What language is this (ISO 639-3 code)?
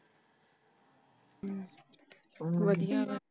pan